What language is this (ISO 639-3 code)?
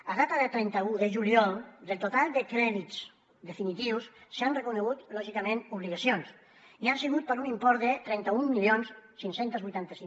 cat